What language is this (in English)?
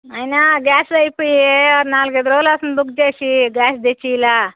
Telugu